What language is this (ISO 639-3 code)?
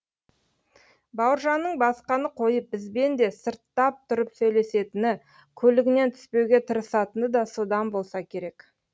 kaz